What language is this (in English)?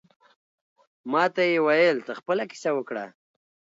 Pashto